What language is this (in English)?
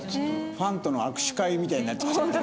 Japanese